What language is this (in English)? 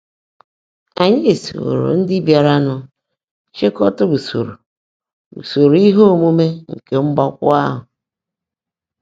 Igbo